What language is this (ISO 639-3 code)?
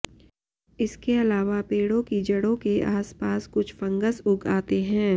hin